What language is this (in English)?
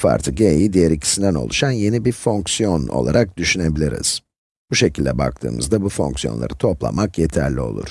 Turkish